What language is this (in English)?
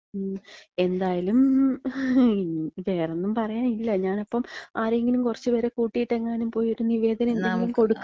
Malayalam